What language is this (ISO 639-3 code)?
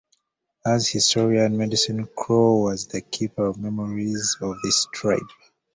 eng